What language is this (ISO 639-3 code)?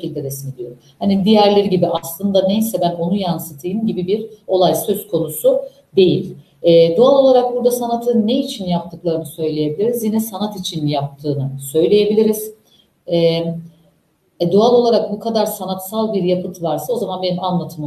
tur